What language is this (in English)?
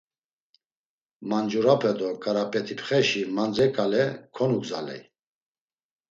Laz